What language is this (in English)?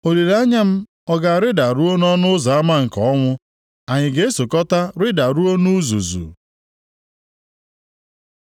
Igbo